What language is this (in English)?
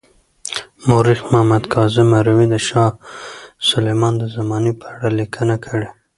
Pashto